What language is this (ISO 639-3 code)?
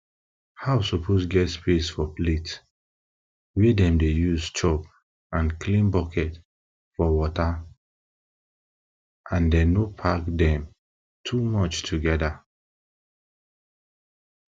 pcm